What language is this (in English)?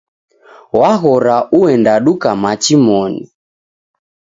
Taita